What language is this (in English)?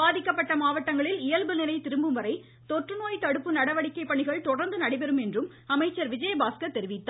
Tamil